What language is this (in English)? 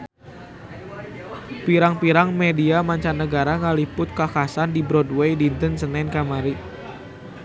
Sundanese